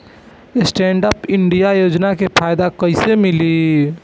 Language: Bhojpuri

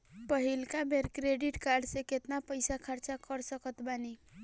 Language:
Bhojpuri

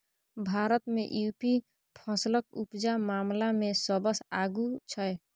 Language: Maithili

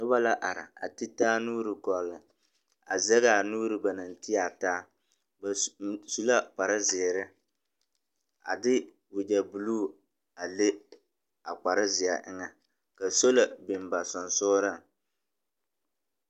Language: Southern Dagaare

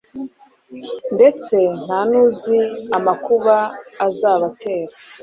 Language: Kinyarwanda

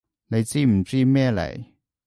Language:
Cantonese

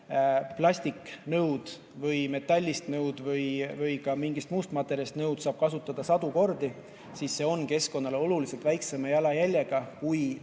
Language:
Estonian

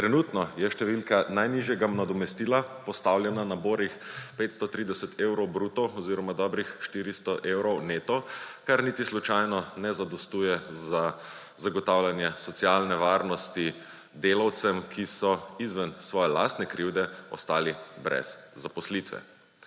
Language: Slovenian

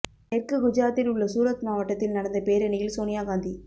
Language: Tamil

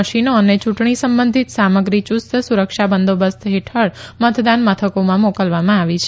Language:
Gujarati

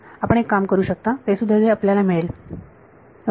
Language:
Marathi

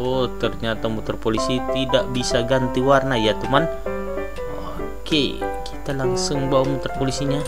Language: Indonesian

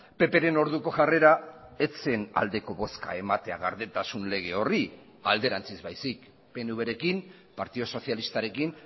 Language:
Basque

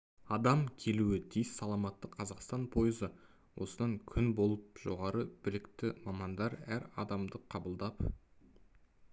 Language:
Kazakh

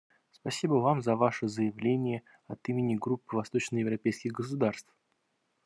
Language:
Russian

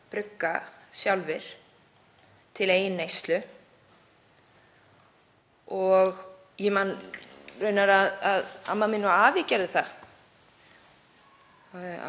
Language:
Icelandic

